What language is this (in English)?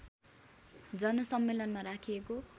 Nepali